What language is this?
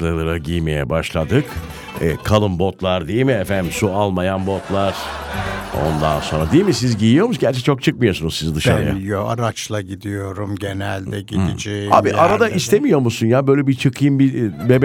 Turkish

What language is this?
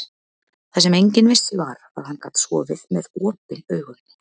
Icelandic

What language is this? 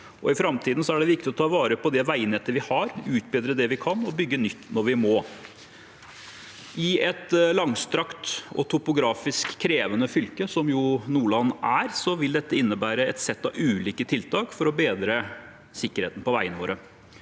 Norwegian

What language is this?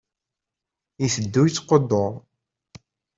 Kabyle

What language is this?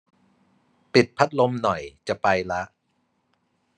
Thai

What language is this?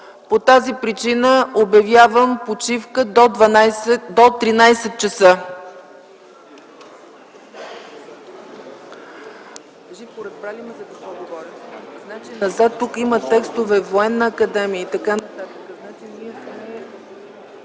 Bulgarian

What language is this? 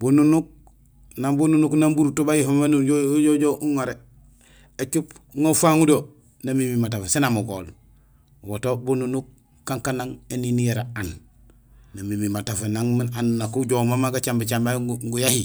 Gusilay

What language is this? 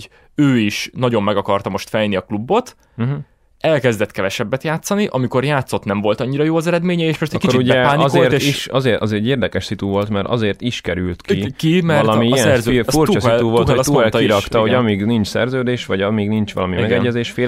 Hungarian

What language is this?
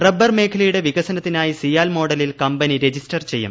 Malayalam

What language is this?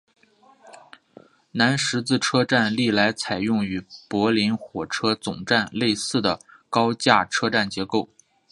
Chinese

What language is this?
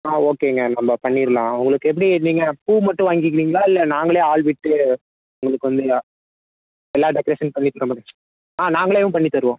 Tamil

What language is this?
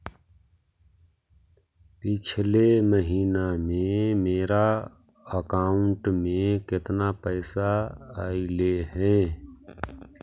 Magahi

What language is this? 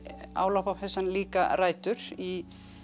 Icelandic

